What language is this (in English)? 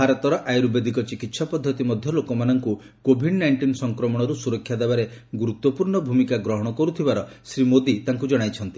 Odia